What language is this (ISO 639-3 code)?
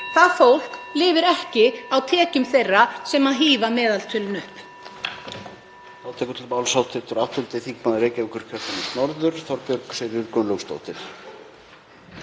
isl